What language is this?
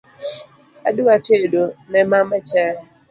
Luo (Kenya and Tanzania)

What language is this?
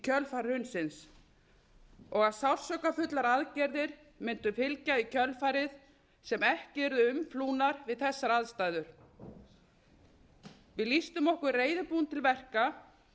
Icelandic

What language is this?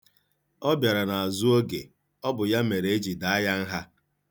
Igbo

